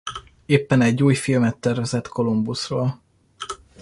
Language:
Hungarian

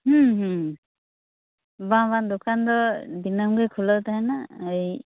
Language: Santali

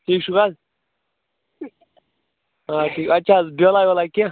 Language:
Kashmiri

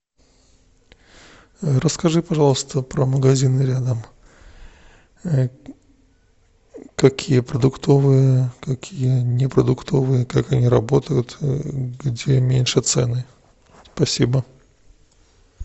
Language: Russian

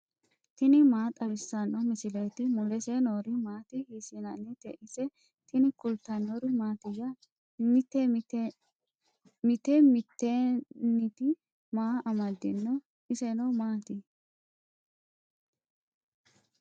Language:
Sidamo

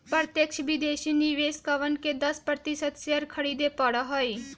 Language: Magahi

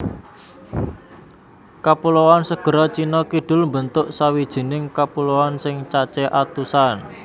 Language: Javanese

